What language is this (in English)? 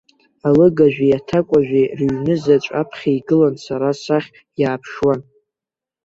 Abkhazian